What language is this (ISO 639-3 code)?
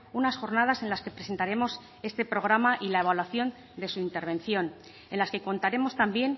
spa